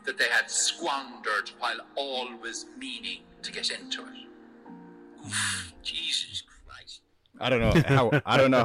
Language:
English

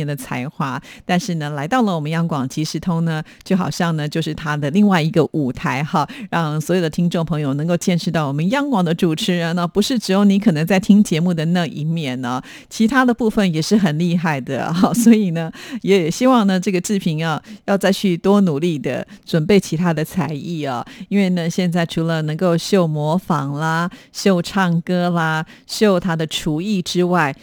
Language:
Chinese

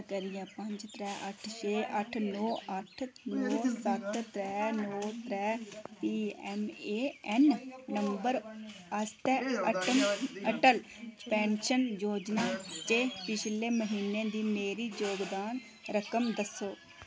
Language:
Dogri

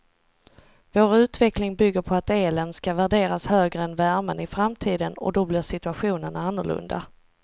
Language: Swedish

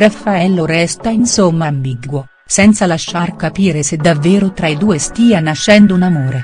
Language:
Italian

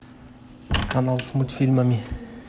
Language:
Russian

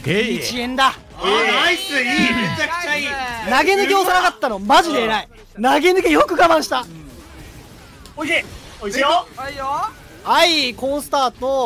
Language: Japanese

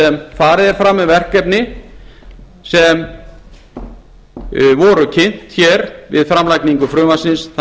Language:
Icelandic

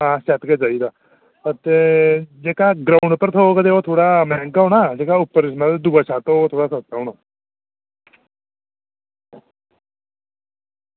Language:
Dogri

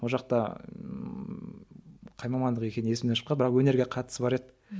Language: Kazakh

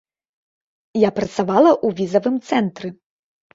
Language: Belarusian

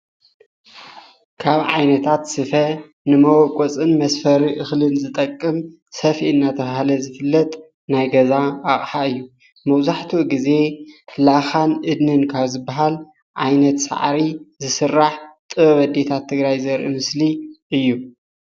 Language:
Tigrinya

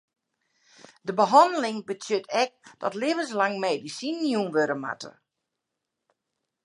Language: Western Frisian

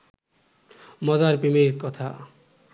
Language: Bangla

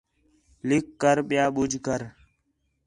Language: Khetrani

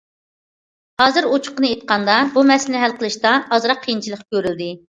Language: Uyghur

